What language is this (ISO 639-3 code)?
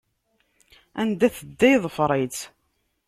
kab